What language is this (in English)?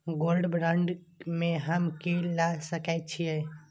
Maithili